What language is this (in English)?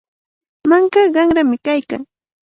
Cajatambo North Lima Quechua